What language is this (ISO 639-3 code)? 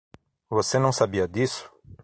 por